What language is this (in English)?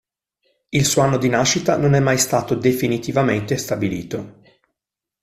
Italian